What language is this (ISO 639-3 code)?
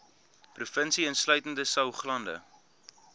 afr